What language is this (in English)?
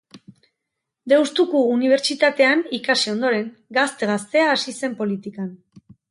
Basque